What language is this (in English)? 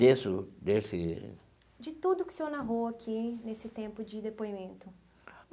Portuguese